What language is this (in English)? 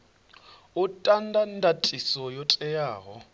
Venda